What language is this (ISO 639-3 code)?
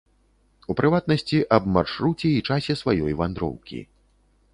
bel